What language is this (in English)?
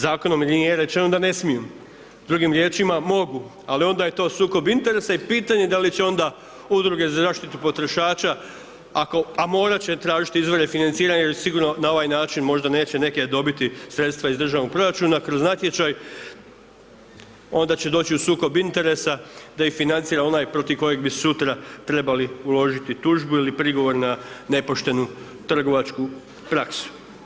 Croatian